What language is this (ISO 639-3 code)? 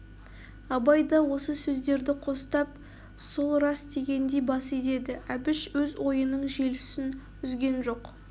kaz